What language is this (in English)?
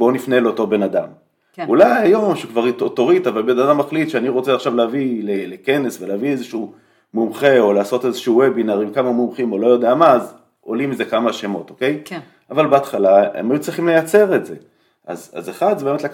Hebrew